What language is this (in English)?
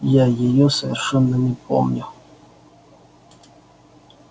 Russian